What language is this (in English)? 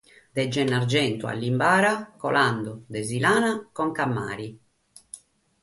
Sardinian